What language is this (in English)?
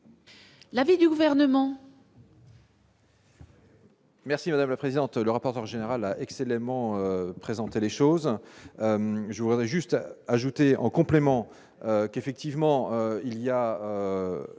French